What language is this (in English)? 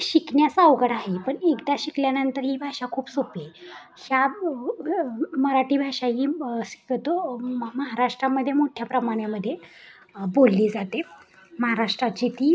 Marathi